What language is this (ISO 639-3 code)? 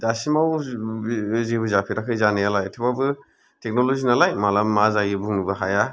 brx